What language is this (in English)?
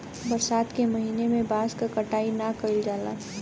Bhojpuri